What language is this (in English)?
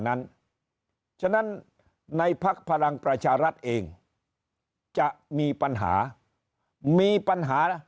Thai